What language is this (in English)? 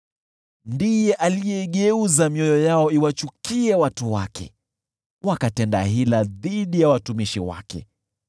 Swahili